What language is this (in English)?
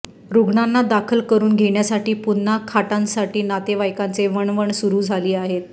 Marathi